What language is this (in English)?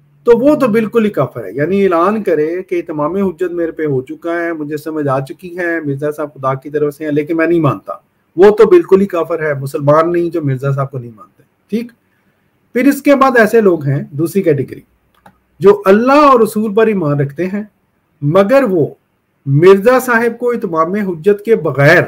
Hindi